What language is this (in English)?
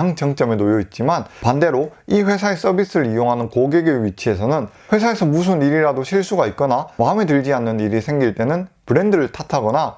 Korean